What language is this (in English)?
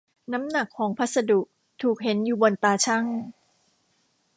Thai